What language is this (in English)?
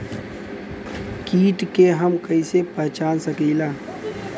Bhojpuri